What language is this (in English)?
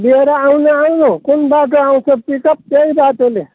Nepali